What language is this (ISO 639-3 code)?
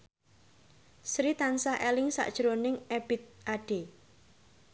jav